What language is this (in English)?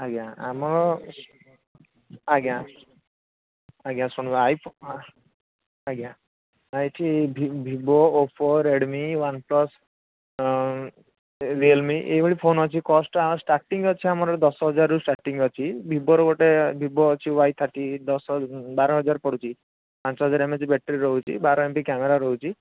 Odia